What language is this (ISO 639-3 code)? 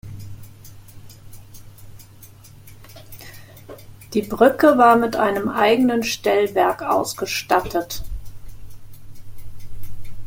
deu